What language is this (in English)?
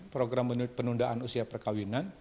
Indonesian